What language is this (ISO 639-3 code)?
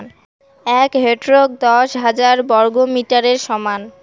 ben